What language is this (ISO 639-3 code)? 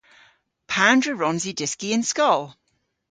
cor